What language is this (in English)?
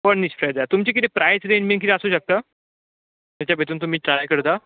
Konkani